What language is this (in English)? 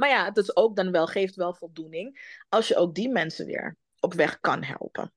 Dutch